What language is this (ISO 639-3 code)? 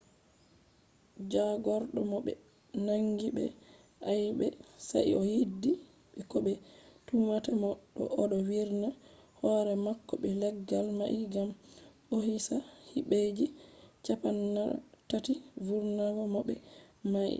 ful